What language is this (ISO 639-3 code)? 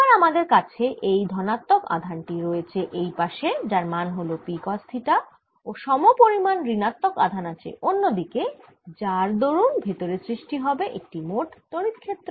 ben